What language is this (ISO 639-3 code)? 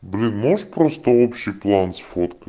rus